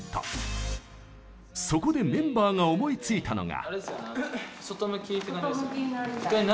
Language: Japanese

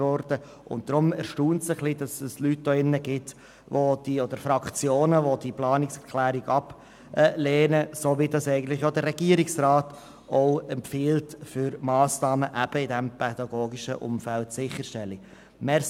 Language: Swiss German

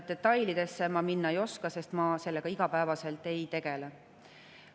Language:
Estonian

